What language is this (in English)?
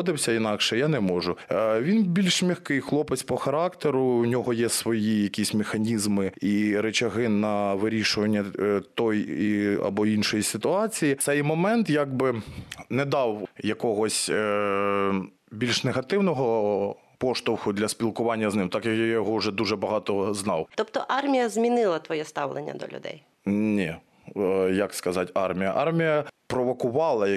Ukrainian